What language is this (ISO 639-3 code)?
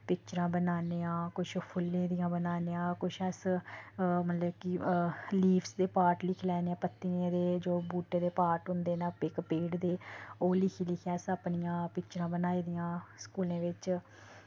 doi